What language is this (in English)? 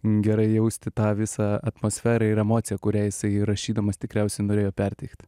Lithuanian